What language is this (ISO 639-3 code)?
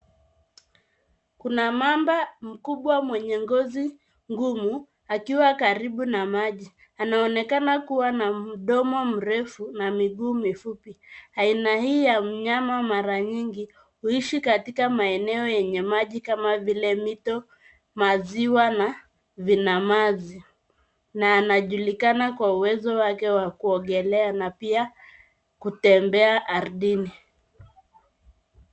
swa